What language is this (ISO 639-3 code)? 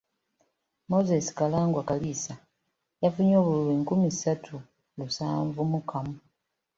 lug